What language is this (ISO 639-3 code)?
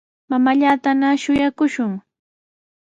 qws